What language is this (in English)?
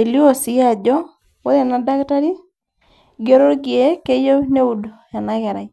Masai